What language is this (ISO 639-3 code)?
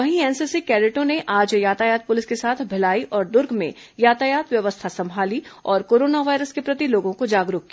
hin